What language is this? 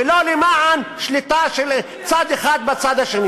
Hebrew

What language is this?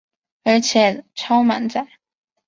Chinese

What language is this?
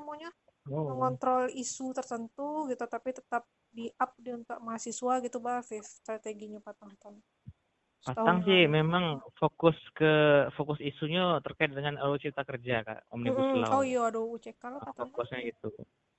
Indonesian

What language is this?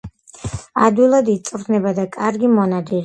Georgian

